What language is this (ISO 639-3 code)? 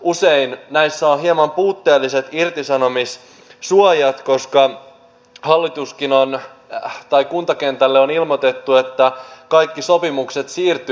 fin